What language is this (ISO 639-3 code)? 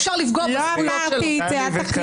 heb